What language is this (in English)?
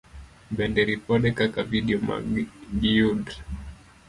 Luo (Kenya and Tanzania)